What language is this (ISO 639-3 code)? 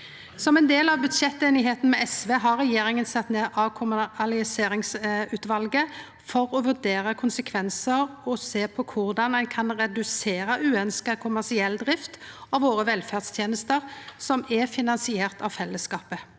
nor